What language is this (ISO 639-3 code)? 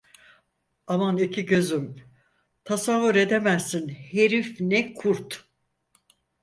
tur